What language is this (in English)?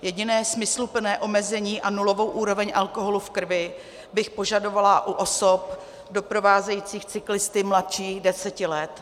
Czech